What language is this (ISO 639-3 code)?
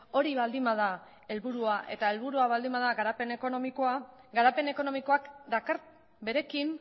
eus